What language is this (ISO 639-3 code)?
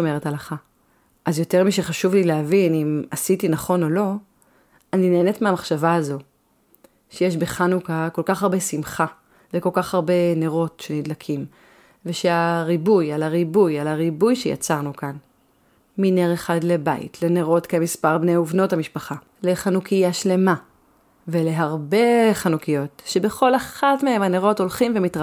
heb